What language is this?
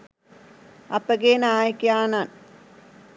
Sinhala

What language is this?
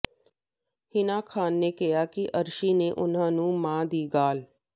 Punjabi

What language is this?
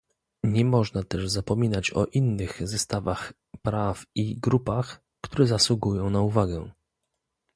Polish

